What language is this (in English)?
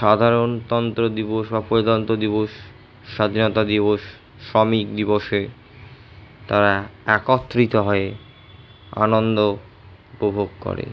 Bangla